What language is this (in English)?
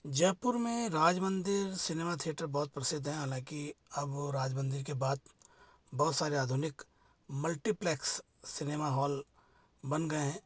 Hindi